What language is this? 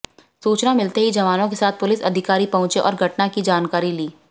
Hindi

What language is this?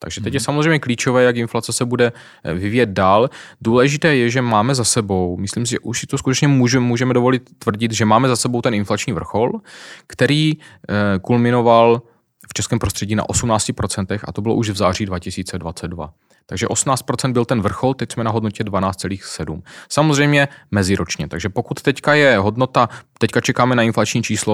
Czech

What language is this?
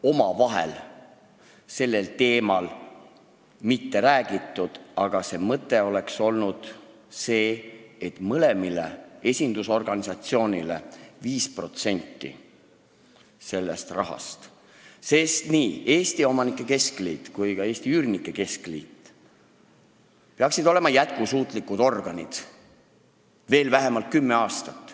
Estonian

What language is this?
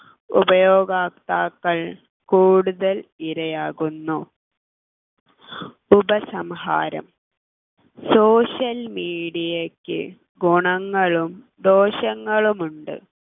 Malayalam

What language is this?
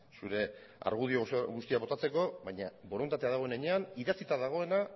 Basque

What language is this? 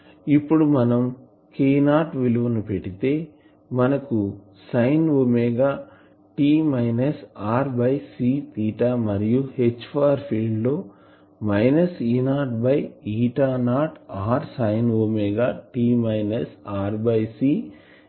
Telugu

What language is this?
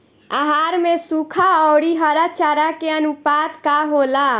Bhojpuri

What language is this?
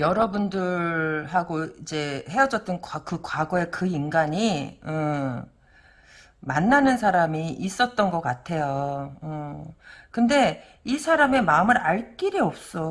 Korean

